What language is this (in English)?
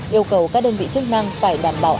Vietnamese